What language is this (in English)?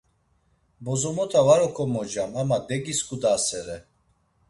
Laz